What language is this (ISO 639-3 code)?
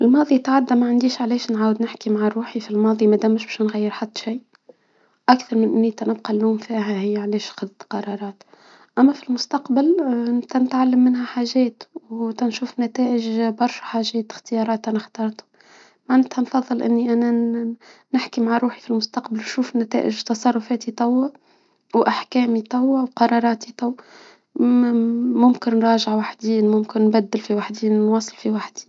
aeb